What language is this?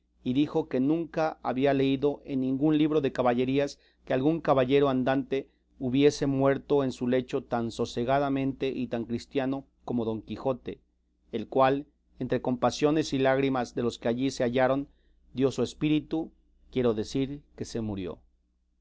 Spanish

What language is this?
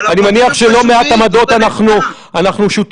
Hebrew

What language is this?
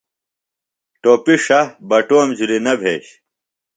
Phalura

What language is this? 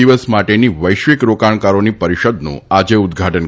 Gujarati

